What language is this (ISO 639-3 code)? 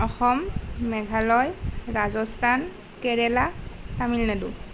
asm